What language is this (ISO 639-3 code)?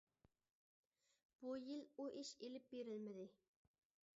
uig